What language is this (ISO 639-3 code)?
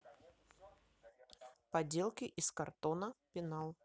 rus